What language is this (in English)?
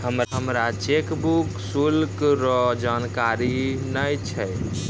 Maithili